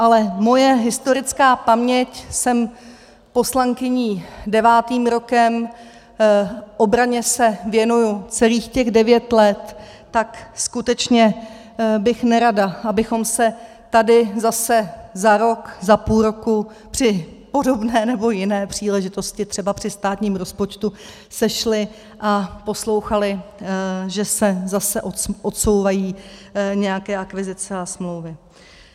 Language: Czech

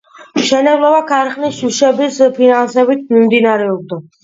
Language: Georgian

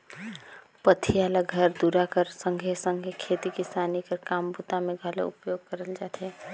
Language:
Chhattisgarhi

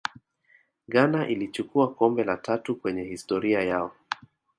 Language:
Swahili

